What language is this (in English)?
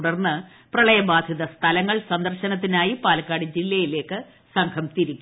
Malayalam